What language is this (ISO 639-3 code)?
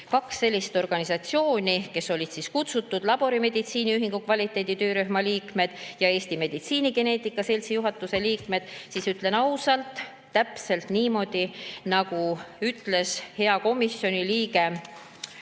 est